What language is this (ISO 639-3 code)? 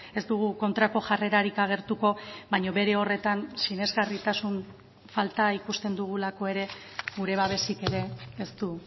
eus